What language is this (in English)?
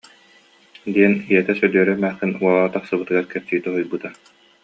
Yakut